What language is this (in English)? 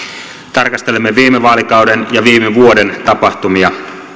Finnish